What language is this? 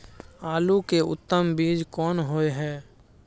Maithili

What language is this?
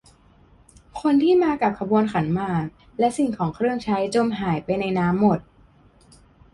Thai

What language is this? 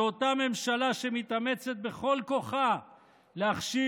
Hebrew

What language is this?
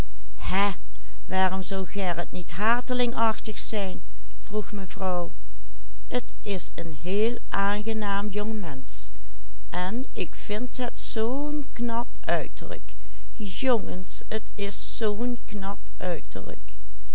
Dutch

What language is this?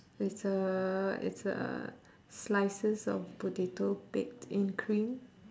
English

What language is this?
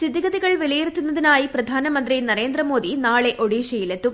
Malayalam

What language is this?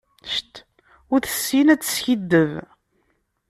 Kabyle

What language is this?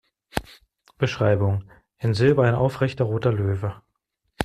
German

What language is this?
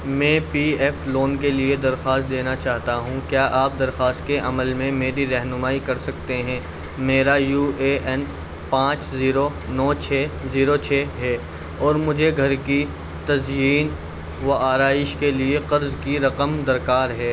Urdu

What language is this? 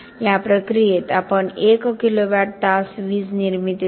Marathi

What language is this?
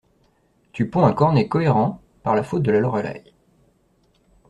French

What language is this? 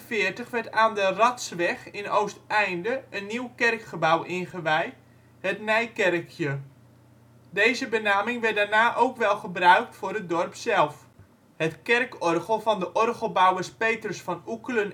Dutch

